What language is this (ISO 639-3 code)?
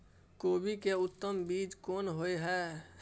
mai